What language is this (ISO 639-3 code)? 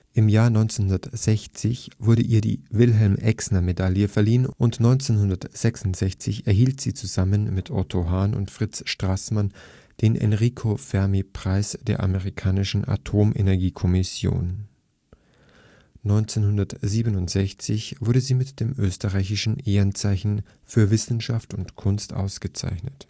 deu